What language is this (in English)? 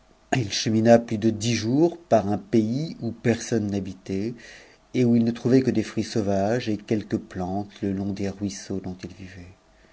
French